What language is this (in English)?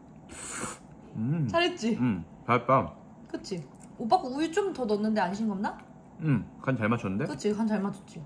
Korean